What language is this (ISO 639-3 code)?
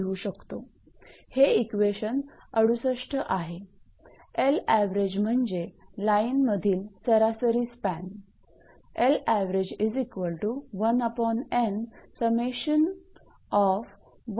mar